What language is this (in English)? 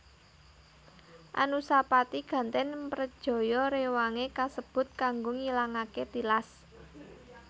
Javanese